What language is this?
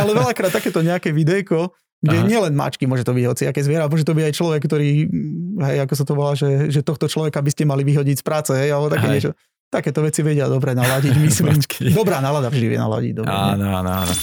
Slovak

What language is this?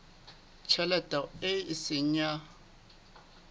Southern Sotho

